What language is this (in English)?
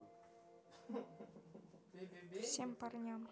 Russian